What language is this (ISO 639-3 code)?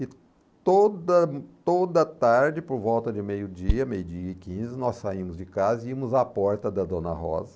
por